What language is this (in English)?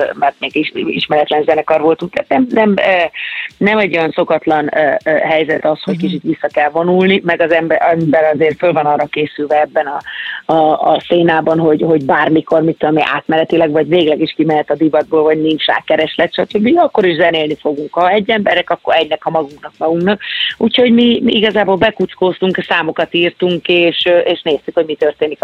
Hungarian